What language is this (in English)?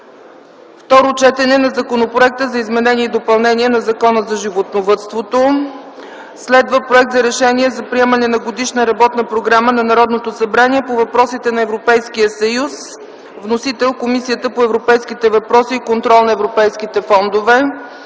Bulgarian